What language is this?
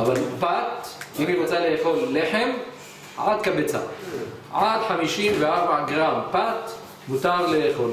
Hebrew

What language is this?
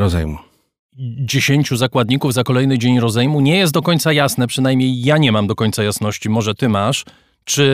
Polish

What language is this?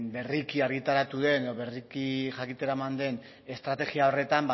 Basque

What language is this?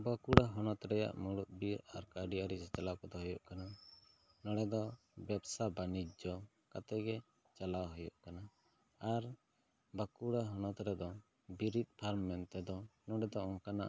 Santali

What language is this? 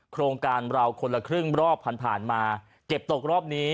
Thai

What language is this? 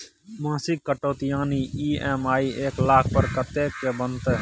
Maithili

